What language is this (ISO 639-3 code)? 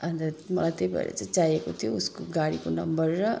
nep